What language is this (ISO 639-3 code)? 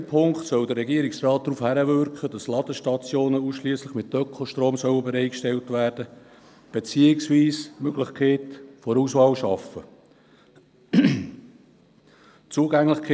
gsw